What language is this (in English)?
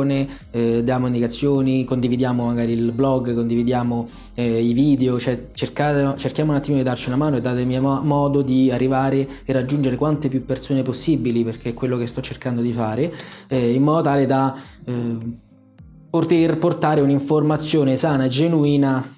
Italian